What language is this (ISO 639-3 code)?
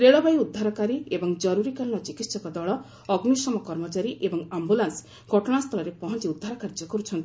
ori